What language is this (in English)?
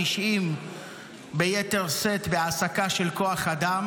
Hebrew